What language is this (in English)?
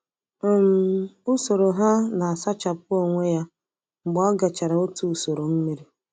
Igbo